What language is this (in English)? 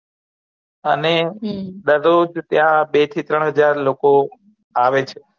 Gujarati